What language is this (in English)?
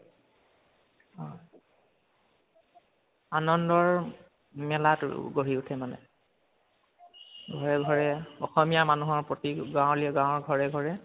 Assamese